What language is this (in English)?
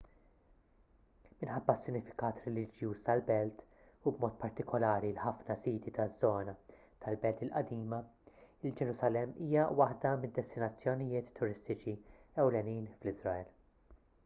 Maltese